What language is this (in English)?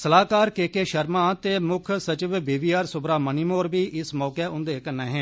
Dogri